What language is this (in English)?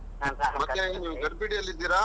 Kannada